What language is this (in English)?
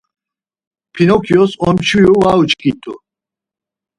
Laz